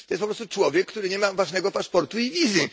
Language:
Polish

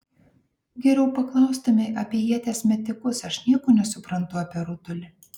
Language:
Lithuanian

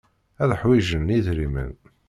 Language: Kabyle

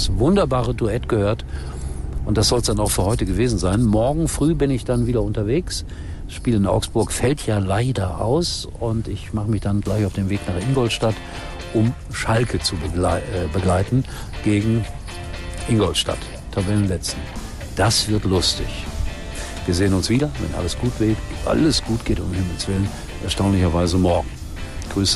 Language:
German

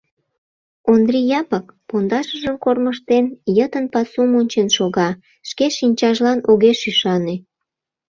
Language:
Mari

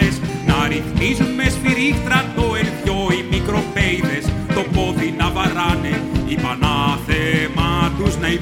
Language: Greek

